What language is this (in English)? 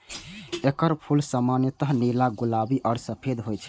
Maithili